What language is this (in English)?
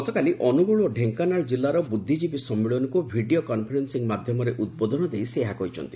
Odia